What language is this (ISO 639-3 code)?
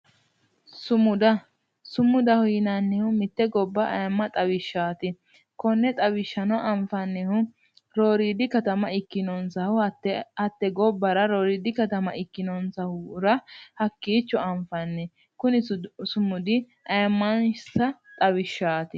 sid